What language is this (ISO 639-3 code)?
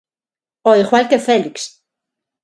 glg